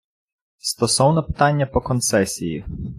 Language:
Ukrainian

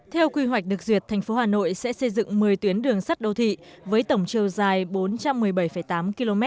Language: Vietnamese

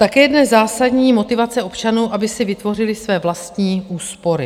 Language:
Czech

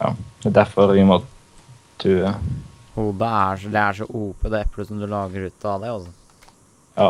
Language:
Norwegian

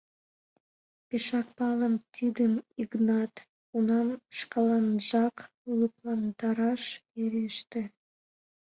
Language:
Mari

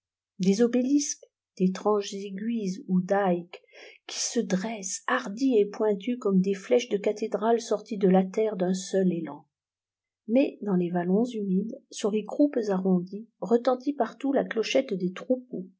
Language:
French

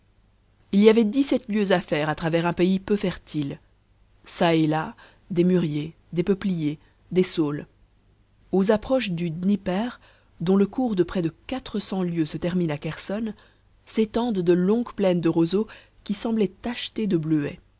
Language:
French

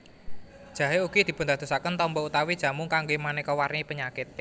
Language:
Javanese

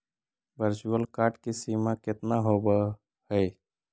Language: Magahi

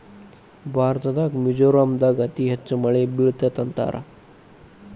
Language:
Kannada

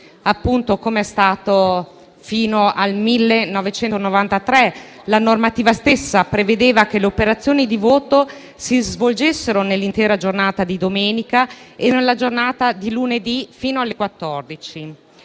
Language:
Italian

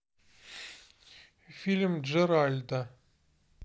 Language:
Russian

